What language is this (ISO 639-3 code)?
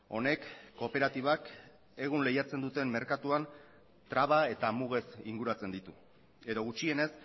eus